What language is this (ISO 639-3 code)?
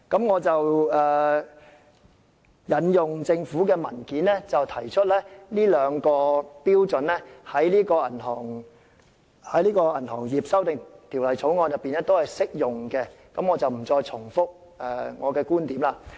yue